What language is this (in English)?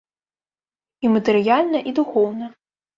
Belarusian